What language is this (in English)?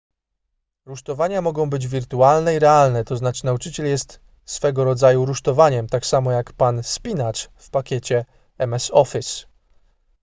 Polish